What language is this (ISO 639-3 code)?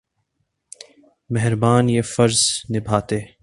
urd